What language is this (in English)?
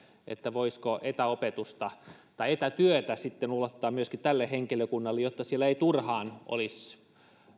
Finnish